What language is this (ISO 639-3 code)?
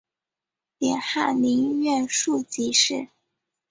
zho